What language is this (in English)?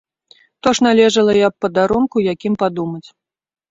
Belarusian